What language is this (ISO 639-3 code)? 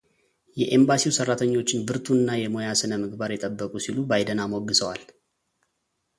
amh